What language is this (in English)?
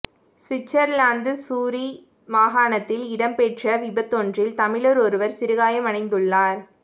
Tamil